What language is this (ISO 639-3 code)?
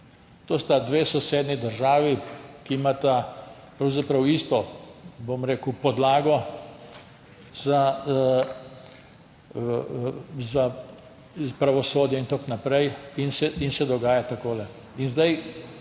slv